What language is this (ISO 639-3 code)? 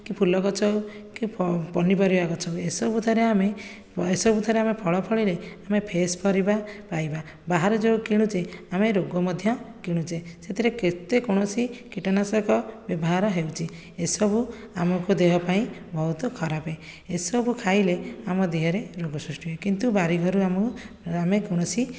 ori